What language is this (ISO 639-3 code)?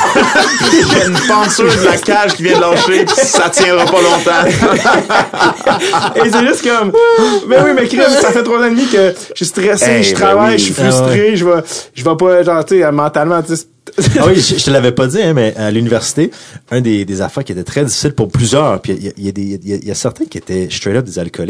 fra